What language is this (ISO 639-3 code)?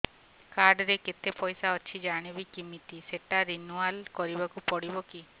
ori